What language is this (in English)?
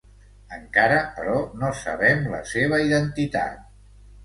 Catalan